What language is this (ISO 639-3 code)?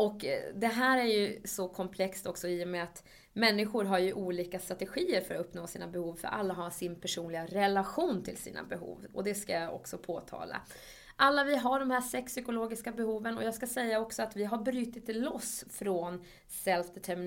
swe